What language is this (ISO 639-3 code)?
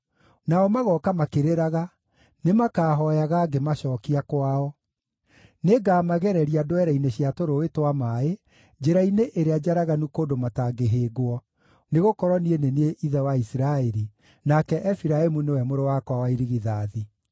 kik